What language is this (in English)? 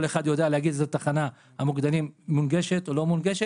Hebrew